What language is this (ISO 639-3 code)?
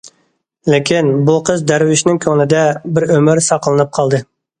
uig